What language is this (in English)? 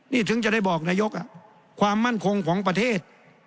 Thai